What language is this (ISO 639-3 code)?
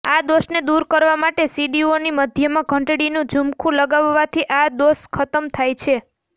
guj